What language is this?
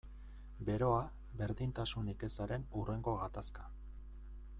Basque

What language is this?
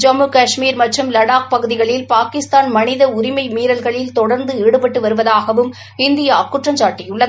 Tamil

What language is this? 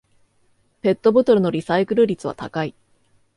Japanese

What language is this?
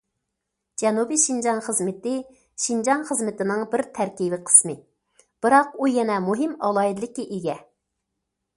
Uyghur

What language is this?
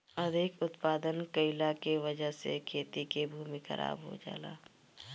Bhojpuri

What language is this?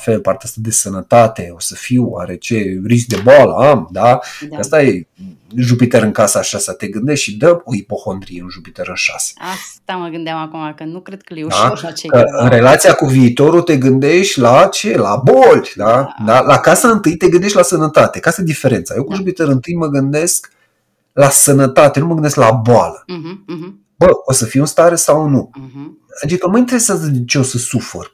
Romanian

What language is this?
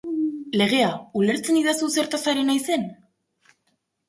Basque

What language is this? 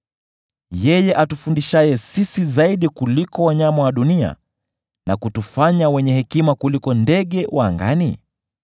Swahili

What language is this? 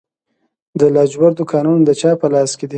Pashto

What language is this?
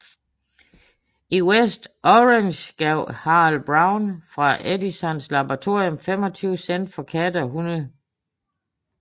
Danish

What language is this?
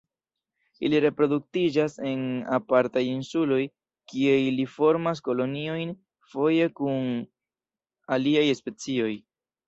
Esperanto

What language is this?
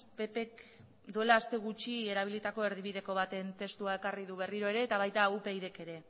Basque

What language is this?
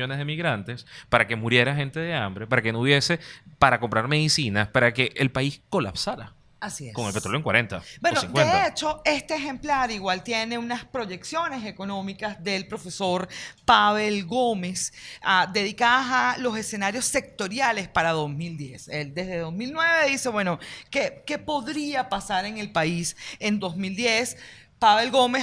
Spanish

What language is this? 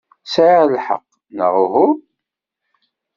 Kabyle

